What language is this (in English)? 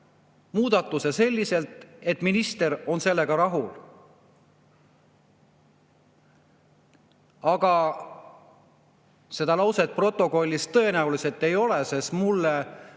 Estonian